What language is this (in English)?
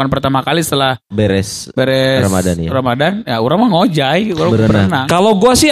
Indonesian